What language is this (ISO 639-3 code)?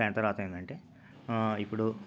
tel